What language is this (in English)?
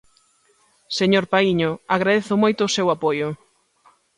Galician